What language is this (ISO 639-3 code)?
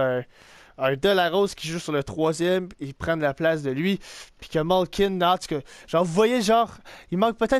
fra